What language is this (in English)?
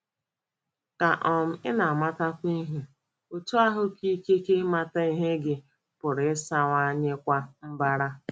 Igbo